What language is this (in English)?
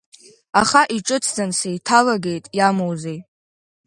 Abkhazian